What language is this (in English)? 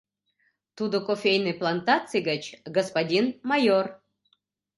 Mari